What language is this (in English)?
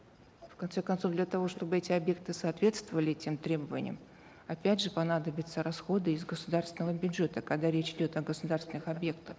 Kazakh